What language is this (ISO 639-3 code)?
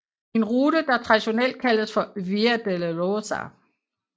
dan